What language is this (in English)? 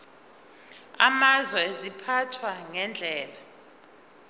Zulu